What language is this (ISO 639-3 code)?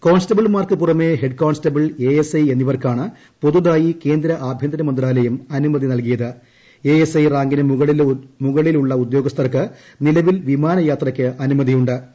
mal